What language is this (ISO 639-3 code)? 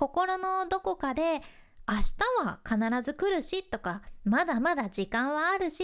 jpn